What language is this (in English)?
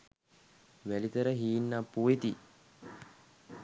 Sinhala